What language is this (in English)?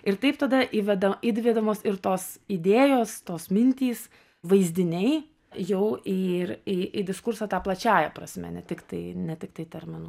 Lithuanian